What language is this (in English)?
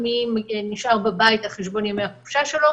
Hebrew